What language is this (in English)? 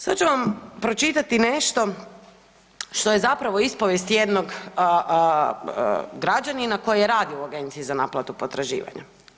Croatian